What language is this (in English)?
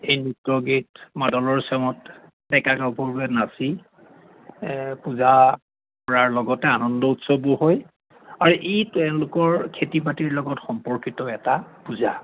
Assamese